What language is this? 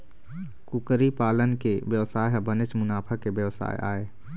Chhattisgarhi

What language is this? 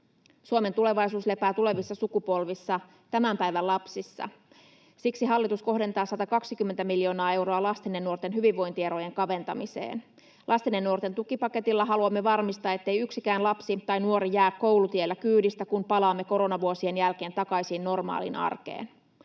Finnish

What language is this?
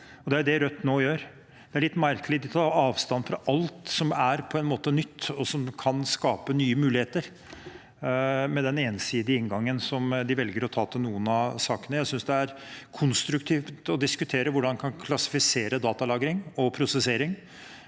Norwegian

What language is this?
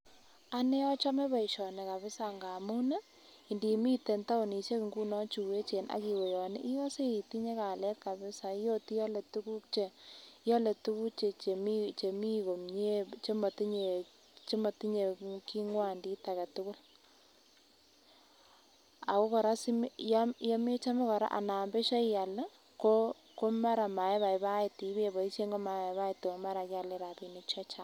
Kalenjin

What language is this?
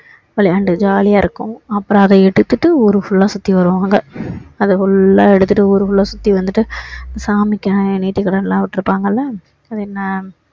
Tamil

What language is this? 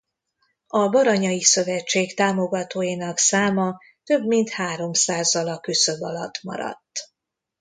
Hungarian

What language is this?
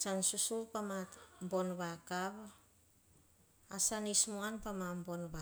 Hahon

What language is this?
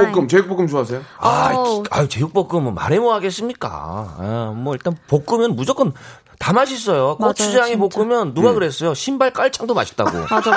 Korean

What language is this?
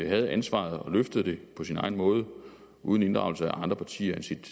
Danish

